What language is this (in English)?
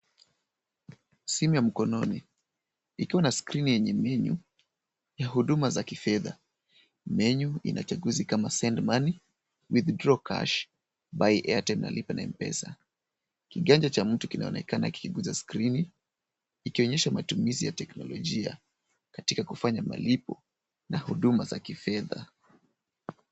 Swahili